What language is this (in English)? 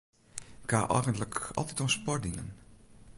Western Frisian